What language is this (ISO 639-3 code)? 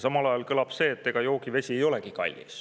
est